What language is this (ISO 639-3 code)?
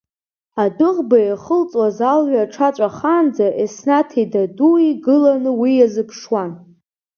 abk